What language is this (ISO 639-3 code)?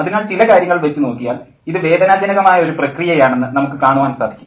mal